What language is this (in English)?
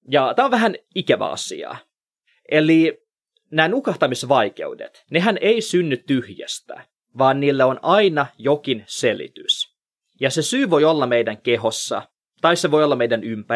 Finnish